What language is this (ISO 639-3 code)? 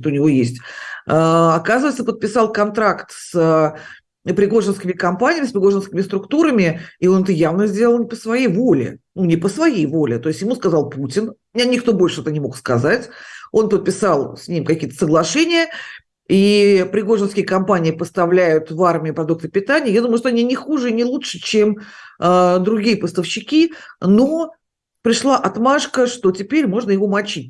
rus